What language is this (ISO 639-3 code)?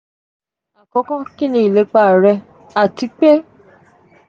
yor